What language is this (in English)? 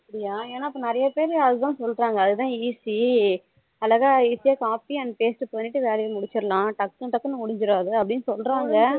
Tamil